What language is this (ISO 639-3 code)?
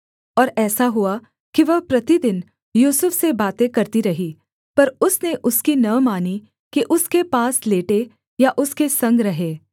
hin